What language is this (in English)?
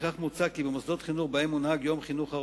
Hebrew